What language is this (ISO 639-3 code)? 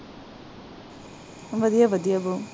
pan